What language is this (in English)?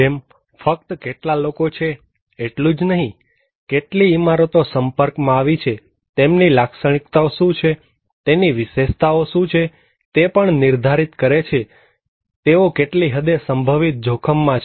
Gujarati